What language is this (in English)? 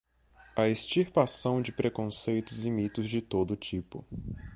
Portuguese